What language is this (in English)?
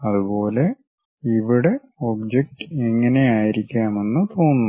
Malayalam